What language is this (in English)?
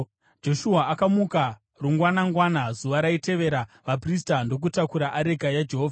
Shona